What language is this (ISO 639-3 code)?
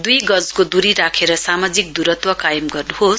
nep